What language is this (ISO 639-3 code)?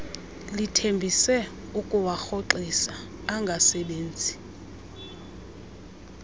xho